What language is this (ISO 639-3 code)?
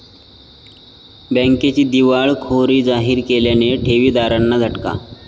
mar